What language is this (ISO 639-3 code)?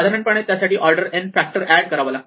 mar